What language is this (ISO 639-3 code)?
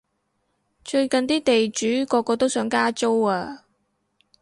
yue